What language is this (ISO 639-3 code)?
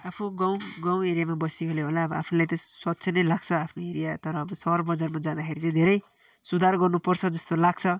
nep